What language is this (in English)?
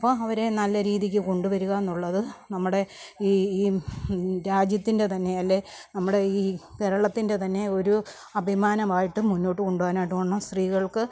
Malayalam